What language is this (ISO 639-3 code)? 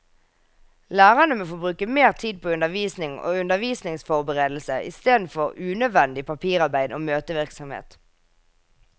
nor